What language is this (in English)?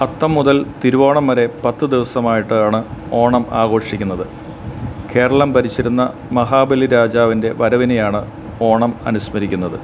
Malayalam